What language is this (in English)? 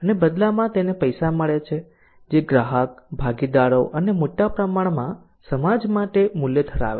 Gujarati